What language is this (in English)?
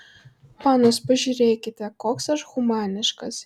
Lithuanian